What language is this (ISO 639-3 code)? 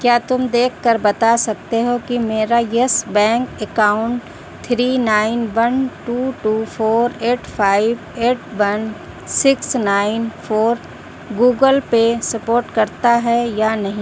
urd